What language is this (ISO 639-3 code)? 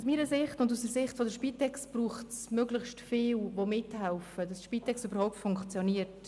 gsw